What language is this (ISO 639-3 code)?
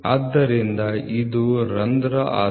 kan